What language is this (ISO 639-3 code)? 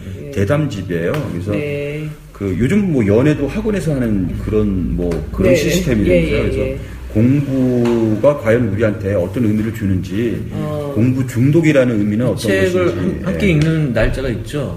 kor